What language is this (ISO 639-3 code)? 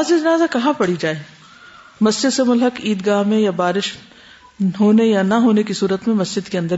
urd